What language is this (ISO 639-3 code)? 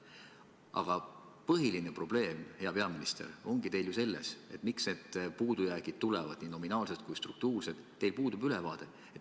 est